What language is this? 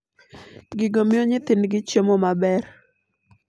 Luo (Kenya and Tanzania)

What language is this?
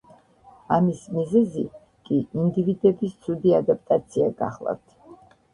Georgian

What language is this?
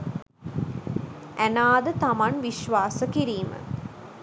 Sinhala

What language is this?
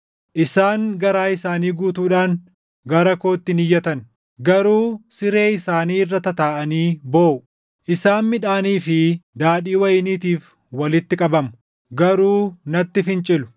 Oromo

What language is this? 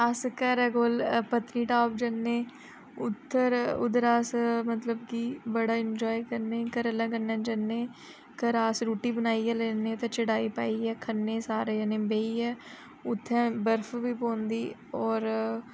Dogri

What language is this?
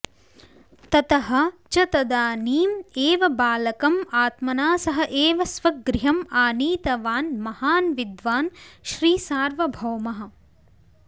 Sanskrit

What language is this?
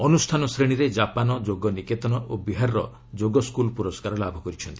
Odia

